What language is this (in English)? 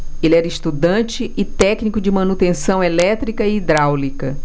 Portuguese